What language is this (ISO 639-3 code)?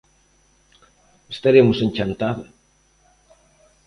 glg